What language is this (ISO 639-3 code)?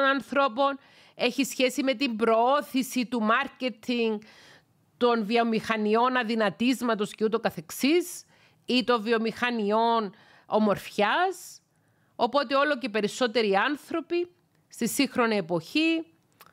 ell